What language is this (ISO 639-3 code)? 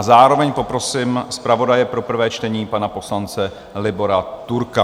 ces